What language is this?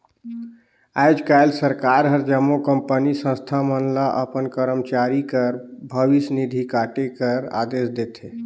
Chhattisgarhi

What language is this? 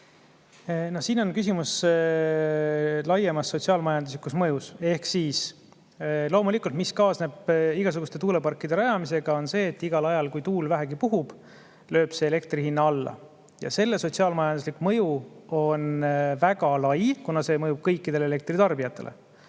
Estonian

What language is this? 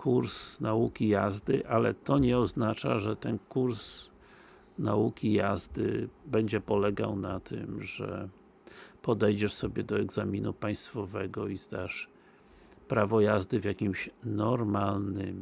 Polish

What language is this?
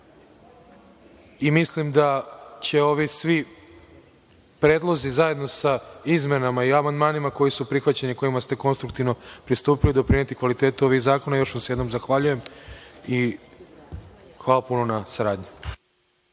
Serbian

